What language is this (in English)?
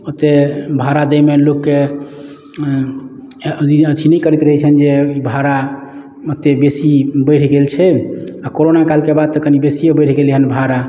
Maithili